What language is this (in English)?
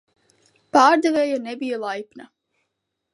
Latvian